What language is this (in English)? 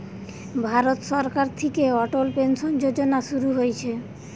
Bangla